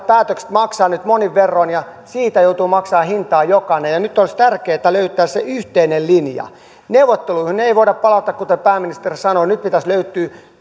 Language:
Finnish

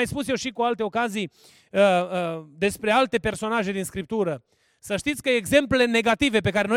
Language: Romanian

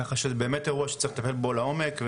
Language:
Hebrew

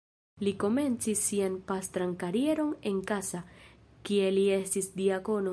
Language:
Esperanto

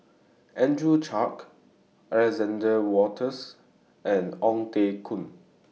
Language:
English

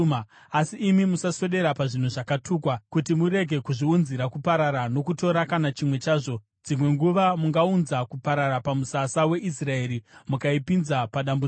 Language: Shona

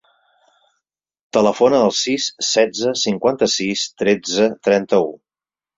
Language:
Catalan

